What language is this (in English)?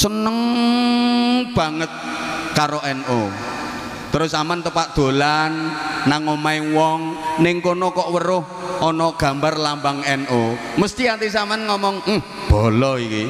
Indonesian